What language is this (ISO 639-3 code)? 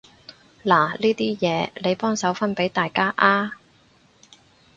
yue